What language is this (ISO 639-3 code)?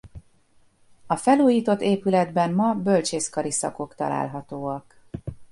hun